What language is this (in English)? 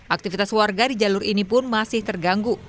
Indonesian